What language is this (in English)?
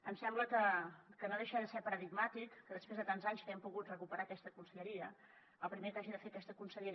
Catalan